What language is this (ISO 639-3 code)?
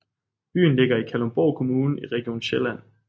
dan